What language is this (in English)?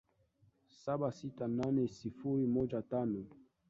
Swahili